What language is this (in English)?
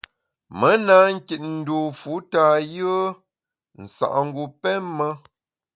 Bamun